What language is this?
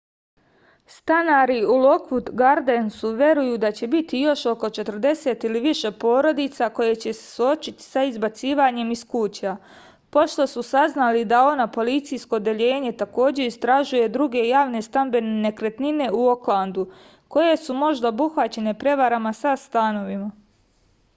Serbian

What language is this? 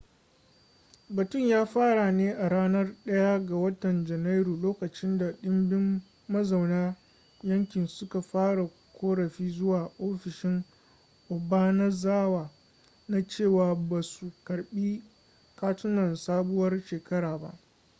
Hausa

